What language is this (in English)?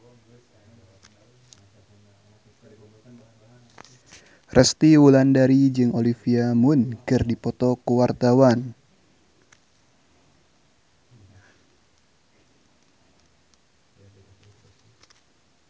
Sundanese